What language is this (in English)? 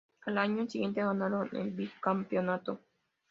Spanish